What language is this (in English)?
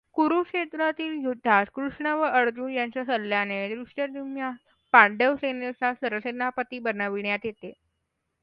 Marathi